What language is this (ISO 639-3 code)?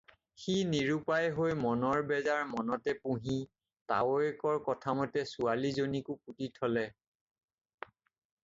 asm